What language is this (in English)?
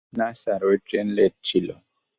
Bangla